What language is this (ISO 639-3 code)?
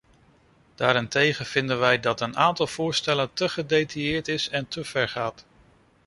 nld